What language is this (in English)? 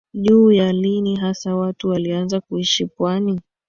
Swahili